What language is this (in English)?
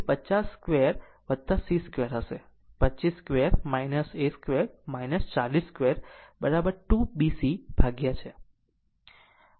Gujarati